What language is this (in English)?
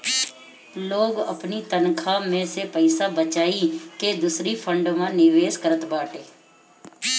Bhojpuri